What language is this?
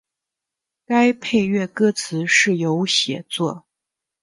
Chinese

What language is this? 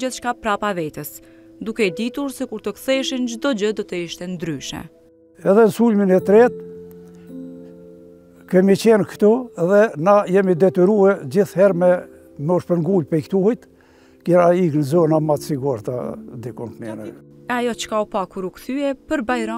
Romanian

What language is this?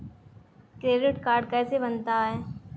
Hindi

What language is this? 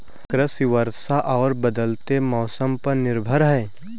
Hindi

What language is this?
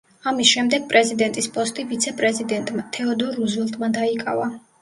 Georgian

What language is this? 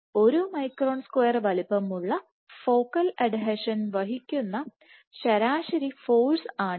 Malayalam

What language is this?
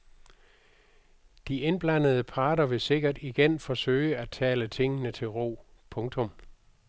Danish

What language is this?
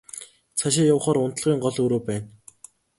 Mongolian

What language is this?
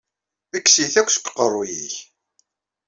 Kabyle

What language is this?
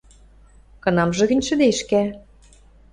Western Mari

